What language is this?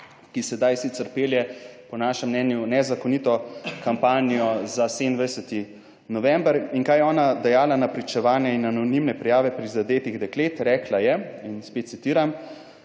Slovenian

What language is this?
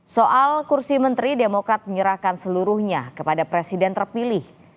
Indonesian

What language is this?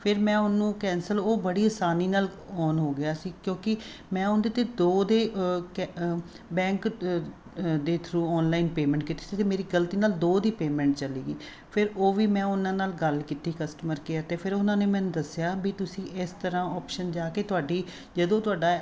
Punjabi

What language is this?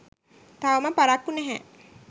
Sinhala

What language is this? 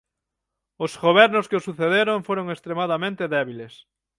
Galician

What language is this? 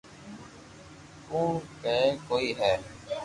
Loarki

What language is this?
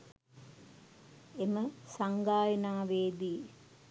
Sinhala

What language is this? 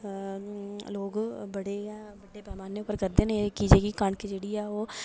Dogri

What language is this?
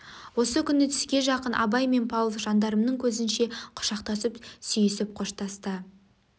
Kazakh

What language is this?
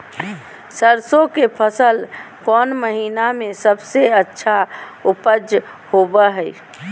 Magahi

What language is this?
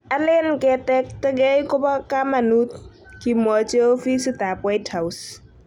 Kalenjin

